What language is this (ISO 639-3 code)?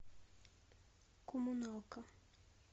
rus